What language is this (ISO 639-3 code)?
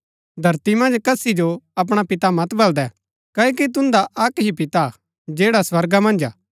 gbk